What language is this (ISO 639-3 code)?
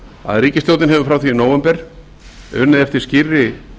isl